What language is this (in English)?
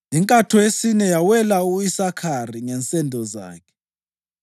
North Ndebele